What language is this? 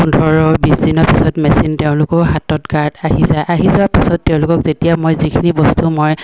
Assamese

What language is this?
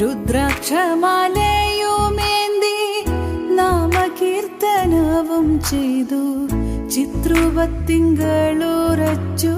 Malayalam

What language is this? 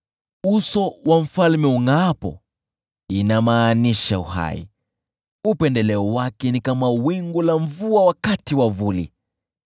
Swahili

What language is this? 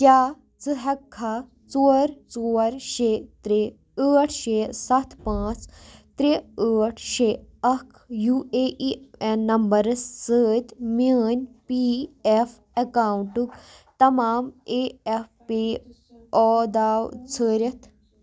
Kashmiri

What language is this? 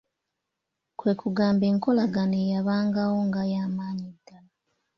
Ganda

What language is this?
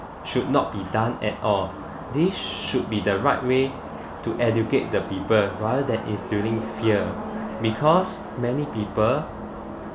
English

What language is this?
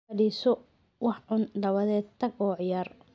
Somali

